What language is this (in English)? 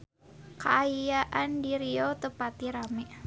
Sundanese